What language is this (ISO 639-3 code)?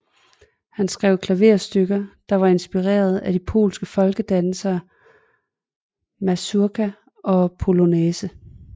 dan